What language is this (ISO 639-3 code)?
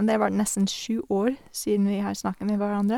nor